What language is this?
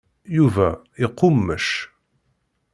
Kabyle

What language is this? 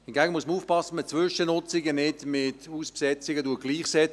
Swiss German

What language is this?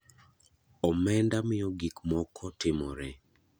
Luo (Kenya and Tanzania)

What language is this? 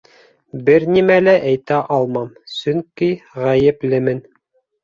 Bashkir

